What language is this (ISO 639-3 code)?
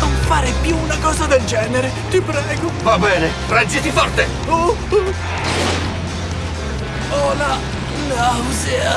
ita